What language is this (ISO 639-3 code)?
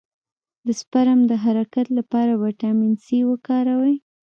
pus